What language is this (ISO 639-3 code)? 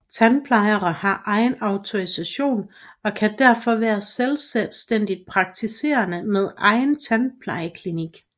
dan